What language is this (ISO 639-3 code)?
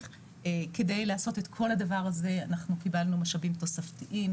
heb